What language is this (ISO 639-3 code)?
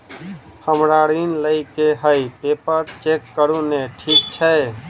mai